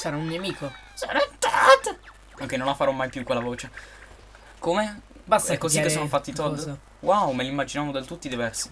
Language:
Italian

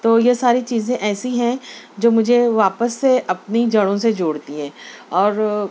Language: Urdu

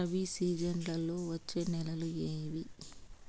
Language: Telugu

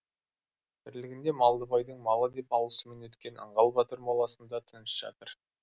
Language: Kazakh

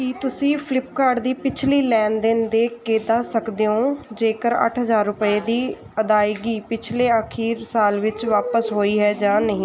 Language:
Punjabi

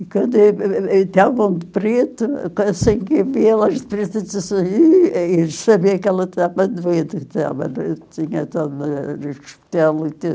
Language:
Portuguese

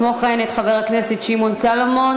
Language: Hebrew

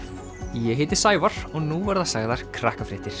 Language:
Icelandic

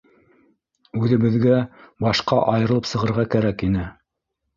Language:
Bashkir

